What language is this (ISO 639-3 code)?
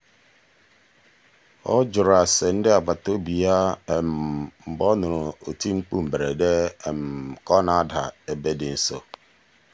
ibo